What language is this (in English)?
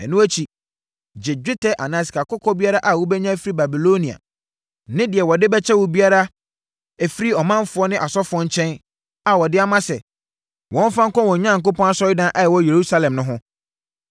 Akan